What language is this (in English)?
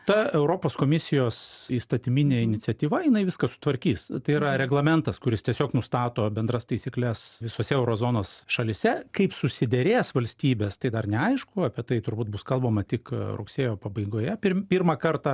Lithuanian